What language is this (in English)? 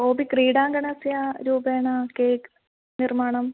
Sanskrit